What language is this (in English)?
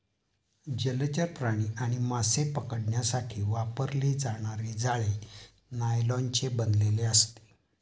Marathi